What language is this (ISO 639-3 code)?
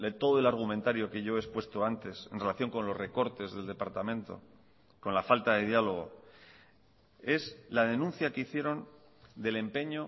spa